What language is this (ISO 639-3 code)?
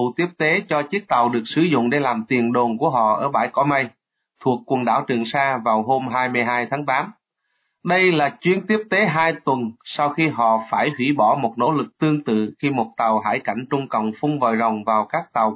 vie